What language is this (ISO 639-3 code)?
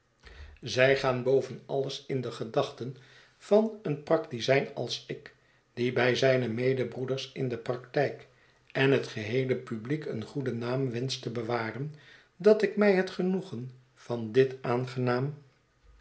nld